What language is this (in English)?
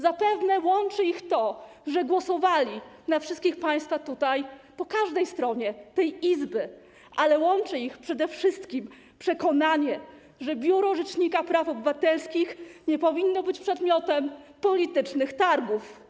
Polish